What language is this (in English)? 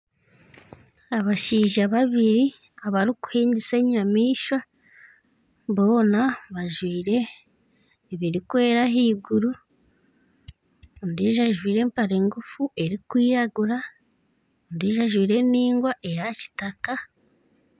Nyankole